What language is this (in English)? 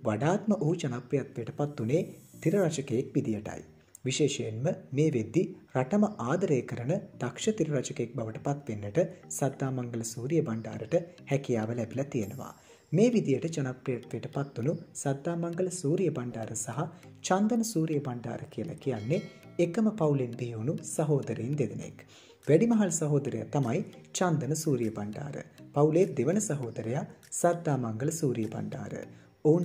Hindi